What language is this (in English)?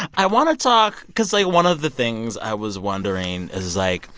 English